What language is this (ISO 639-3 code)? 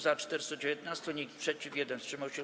pol